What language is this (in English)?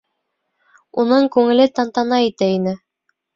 Bashkir